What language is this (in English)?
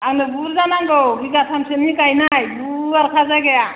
Bodo